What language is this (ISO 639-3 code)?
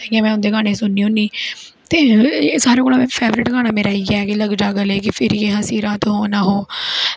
doi